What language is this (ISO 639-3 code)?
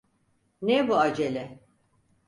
tur